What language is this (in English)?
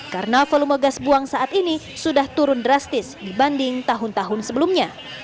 Indonesian